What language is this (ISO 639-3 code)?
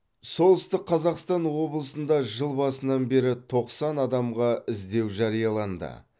kaz